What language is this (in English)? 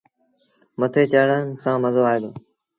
Sindhi Bhil